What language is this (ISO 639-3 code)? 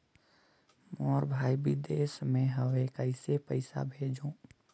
hne